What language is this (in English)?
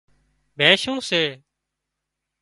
Wadiyara Koli